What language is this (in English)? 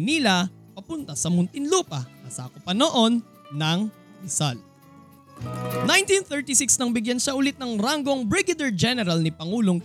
Filipino